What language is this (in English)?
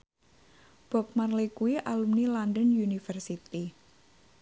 Javanese